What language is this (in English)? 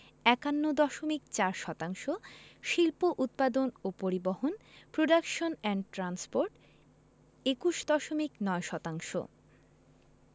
Bangla